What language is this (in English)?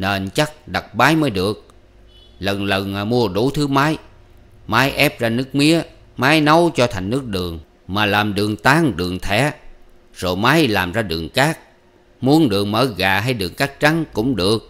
Vietnamese